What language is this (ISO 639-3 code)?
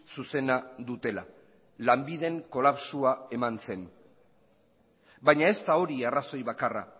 eus